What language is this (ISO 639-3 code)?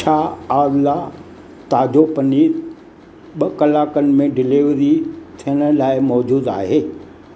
snd